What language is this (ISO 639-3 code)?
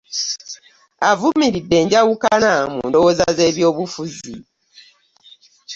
lug